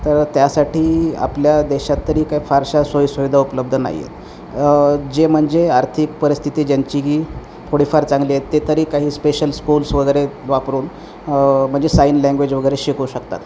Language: Marathi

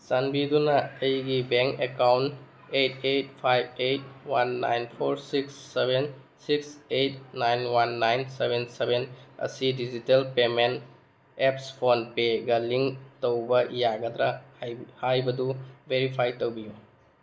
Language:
Manipuri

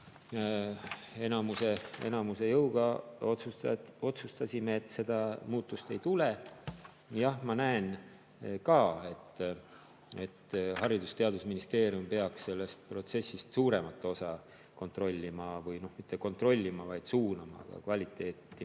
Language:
Estonian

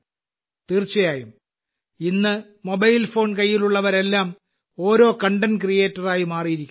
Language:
Malayalam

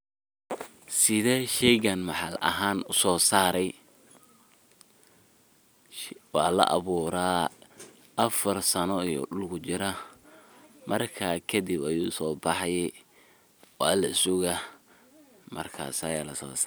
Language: Somali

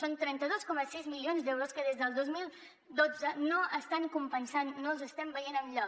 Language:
Catalan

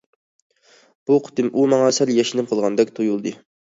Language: Uyghur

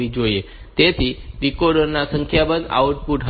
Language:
Gujarati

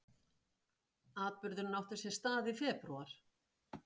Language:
Icelandic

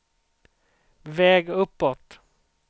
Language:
Swedish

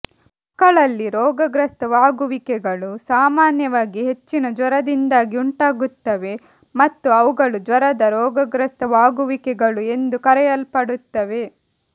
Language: Kannada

